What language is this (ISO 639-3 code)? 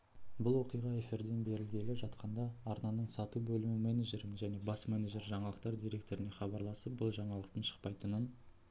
kaz